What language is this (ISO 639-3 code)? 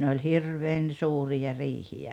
fin